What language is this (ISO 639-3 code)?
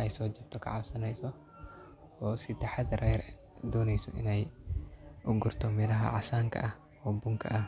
som